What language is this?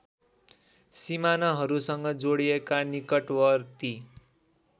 Nepali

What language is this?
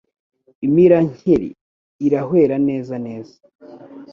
Kinyarwanda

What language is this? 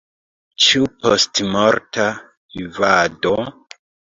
Esperanto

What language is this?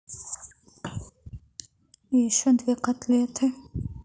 Russian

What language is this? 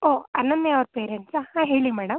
Kannada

